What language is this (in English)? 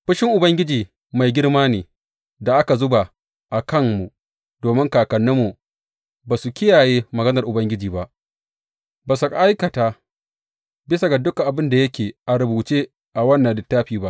Hausa